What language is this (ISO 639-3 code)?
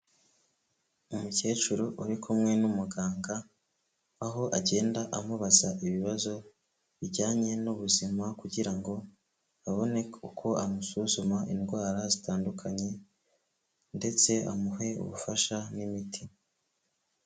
kin